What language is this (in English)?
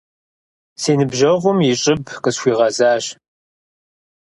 Kabardian